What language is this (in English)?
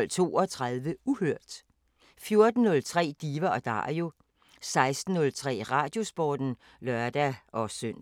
Danish